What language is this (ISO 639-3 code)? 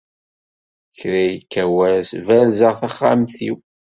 kab